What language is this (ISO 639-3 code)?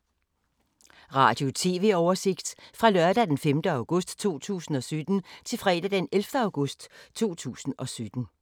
dan